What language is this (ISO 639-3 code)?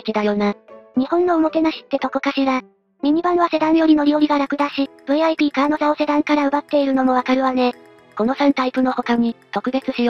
jpn